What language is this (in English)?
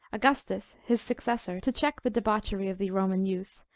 English